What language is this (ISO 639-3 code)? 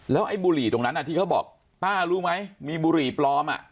tha